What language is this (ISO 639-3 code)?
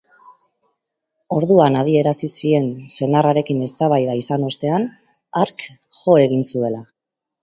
eus